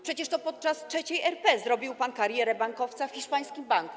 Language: Polish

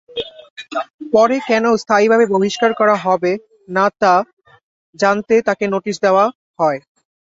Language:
Bangla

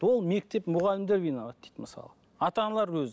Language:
Kazakh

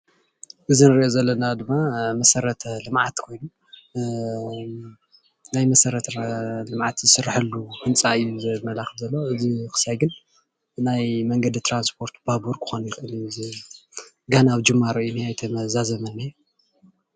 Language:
Tigrinya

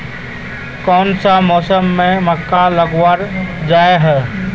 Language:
Magahi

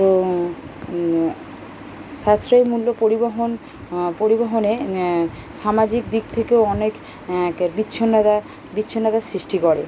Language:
Bangla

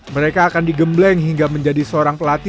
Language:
Indonesian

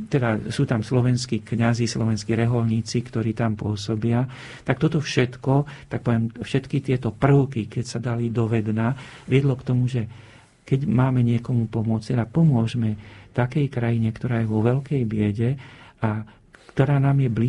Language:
Slovak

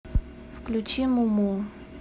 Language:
Russian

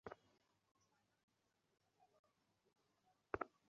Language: Bangla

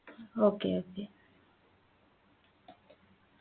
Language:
Malayalam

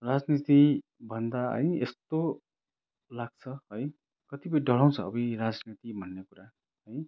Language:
Nepali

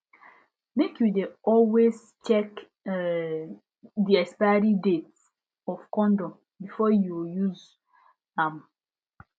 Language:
Nigerian Pidgin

